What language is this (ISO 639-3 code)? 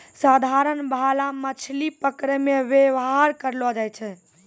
mai